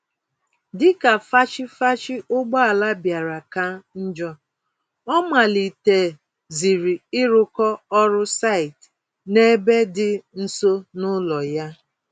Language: Igbo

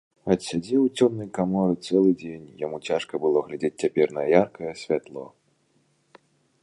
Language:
Belarusian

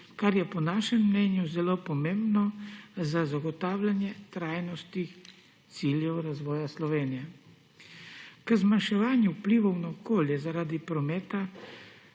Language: Slovenian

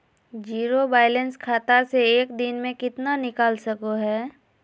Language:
Magahi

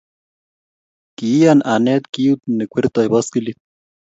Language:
Kalenjin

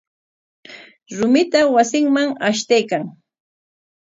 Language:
Corongo Ancash Quechua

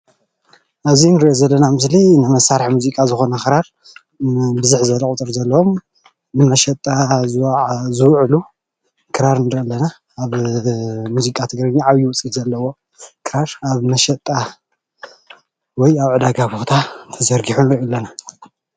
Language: Tigrinya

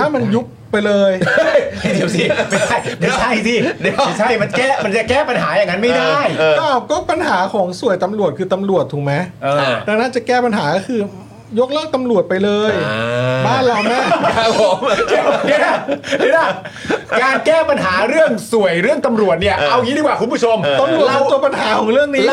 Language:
Thai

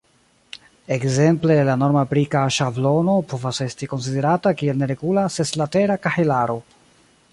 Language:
Esperanto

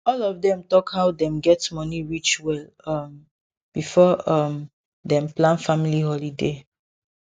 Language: Nigerian Pidgin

